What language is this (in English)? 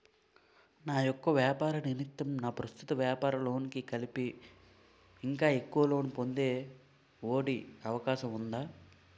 Telugu